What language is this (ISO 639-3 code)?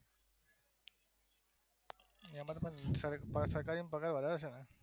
guj